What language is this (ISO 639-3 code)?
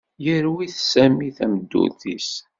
kab